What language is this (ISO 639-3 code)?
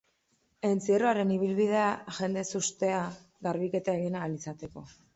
eus